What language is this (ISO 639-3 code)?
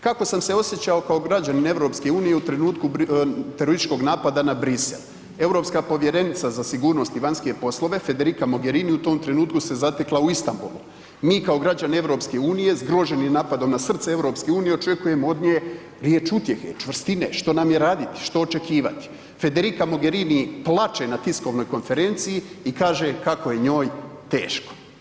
hrv